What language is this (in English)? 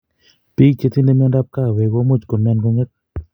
Kalenjin